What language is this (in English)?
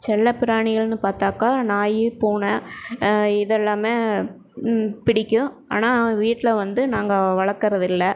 Tamil